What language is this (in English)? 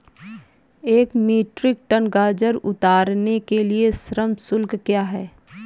Hindi